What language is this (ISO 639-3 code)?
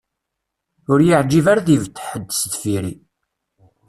kab